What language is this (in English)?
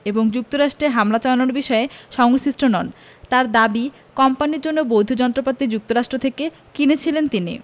Bangla